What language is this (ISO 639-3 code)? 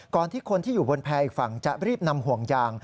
tha